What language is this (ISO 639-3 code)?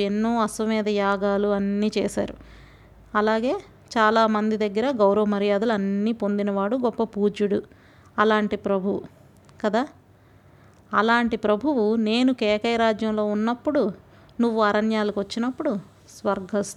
tel